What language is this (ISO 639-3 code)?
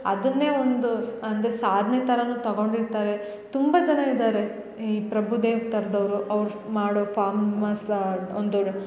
kan